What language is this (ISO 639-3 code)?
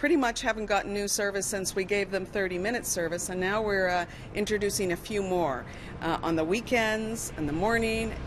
eng